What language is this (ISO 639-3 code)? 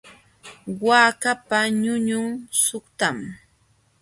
qxw